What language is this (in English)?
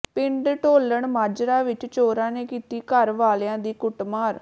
Punjabi